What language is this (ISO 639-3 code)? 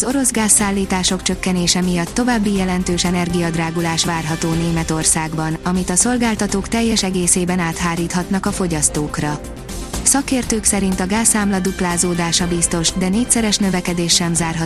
hun